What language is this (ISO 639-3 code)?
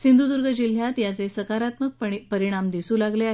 mar